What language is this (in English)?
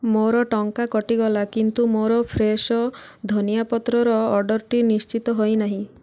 Odia